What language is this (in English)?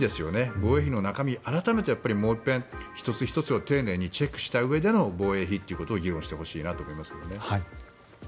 Japanese